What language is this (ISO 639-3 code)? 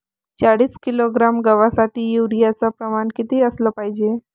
mar